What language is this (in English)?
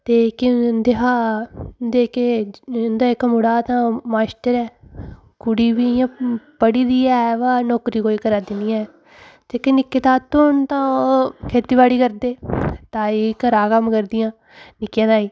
Dogri